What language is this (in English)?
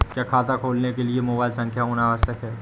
Hindi